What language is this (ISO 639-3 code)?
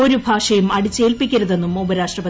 mal